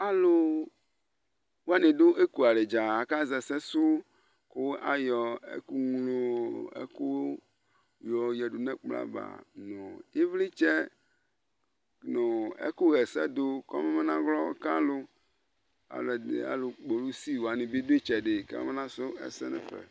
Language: Ikposo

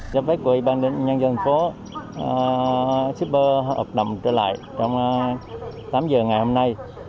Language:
Vietnamese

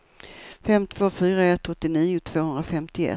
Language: Swedish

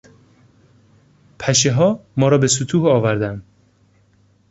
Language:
Persian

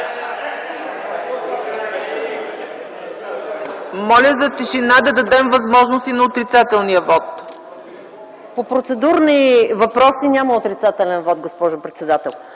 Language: Bulgarian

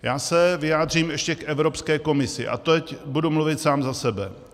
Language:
Czech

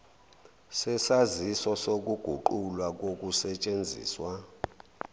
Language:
Zulu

